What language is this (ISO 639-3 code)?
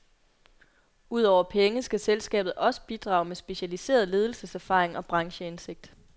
dan